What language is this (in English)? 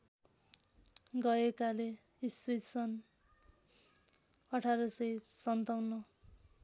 Nepali